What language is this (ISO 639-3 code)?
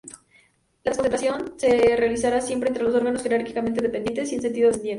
spa